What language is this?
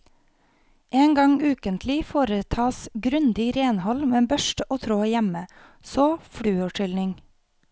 Norwegian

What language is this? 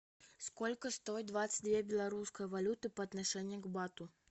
Russian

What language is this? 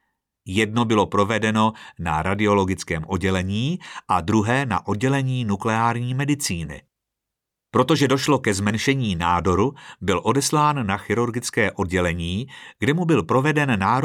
Czech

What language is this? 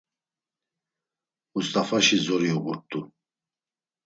Laz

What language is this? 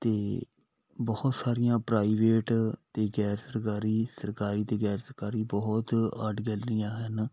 Punjabi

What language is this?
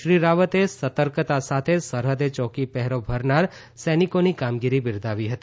Gujarati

